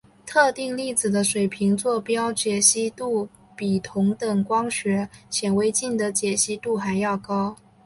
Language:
Chinese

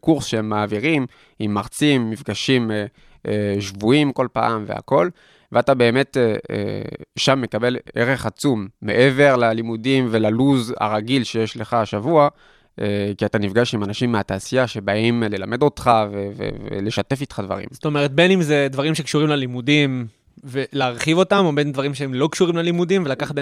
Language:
Hebrew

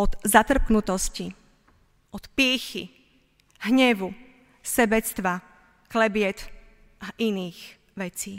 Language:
Slovak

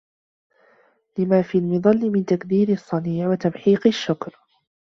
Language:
Arabic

